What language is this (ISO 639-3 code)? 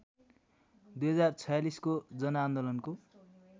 nep